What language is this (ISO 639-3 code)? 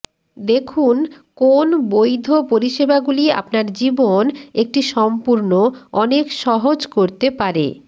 ben